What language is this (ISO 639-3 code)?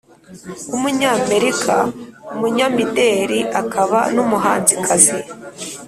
kin